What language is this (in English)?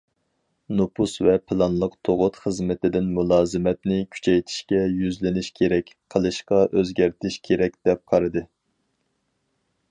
Uyghur